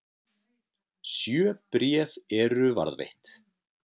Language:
Icelandic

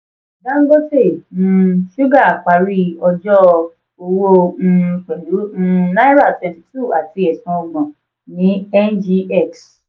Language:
Yoruba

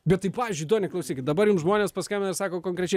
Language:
Lithuanian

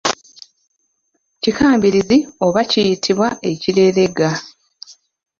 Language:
Ganda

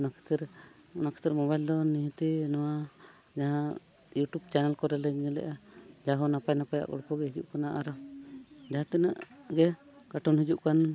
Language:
Santali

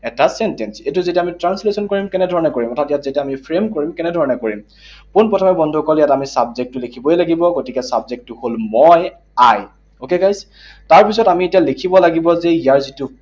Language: Assamese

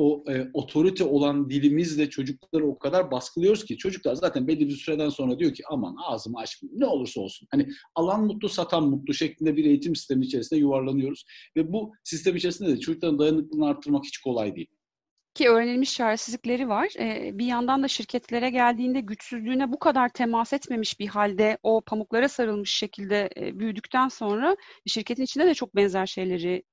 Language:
Turkish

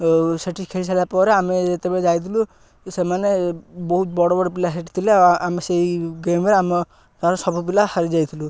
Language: Odia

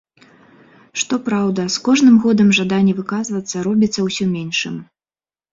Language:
Belarusian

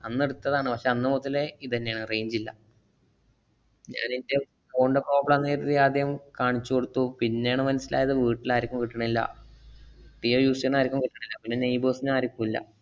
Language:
Malayalam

